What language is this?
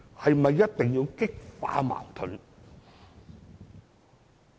Cantonese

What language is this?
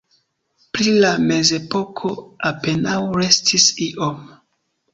Esperanto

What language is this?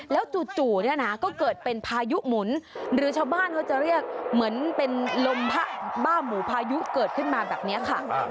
Thai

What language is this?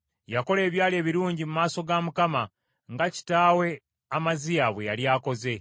Ganda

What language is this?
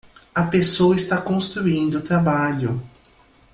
Portuguese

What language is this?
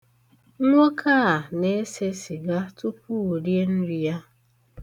Igbo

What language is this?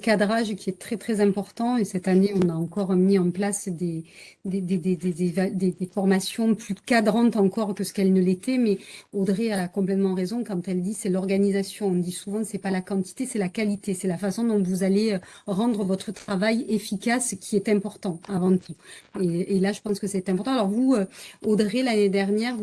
French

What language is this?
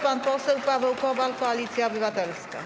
Polish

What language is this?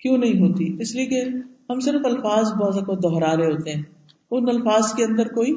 Urdu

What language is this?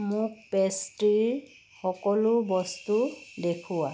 Assamese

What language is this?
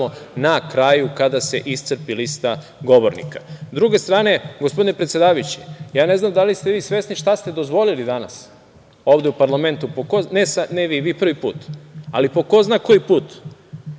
Serbian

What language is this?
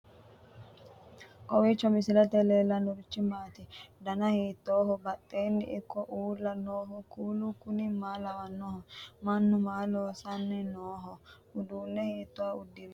Sidamo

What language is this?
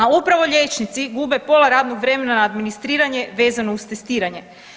Croatian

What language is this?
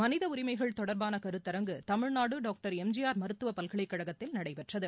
Tamil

